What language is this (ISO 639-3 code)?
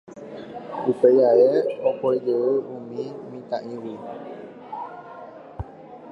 grn